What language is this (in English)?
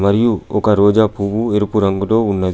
Telugu